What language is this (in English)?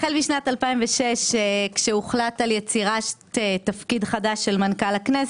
Hebrew